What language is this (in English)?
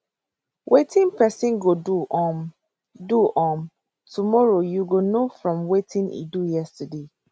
Nigerian Pidgin